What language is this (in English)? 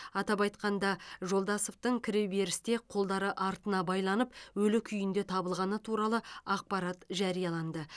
Kazakh